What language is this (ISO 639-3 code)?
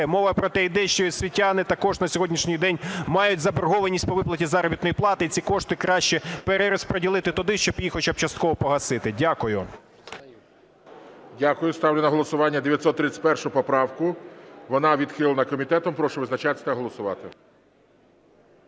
ukr